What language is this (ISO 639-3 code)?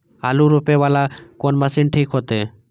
mai